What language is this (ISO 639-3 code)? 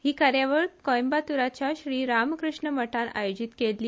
kok